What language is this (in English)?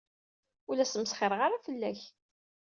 Kabyle